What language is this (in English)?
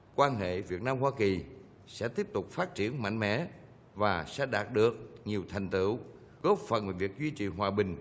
Vietnamese